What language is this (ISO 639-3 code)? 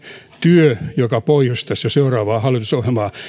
fin